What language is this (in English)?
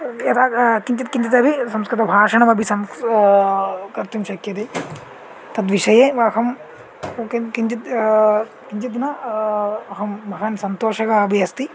Sanskrit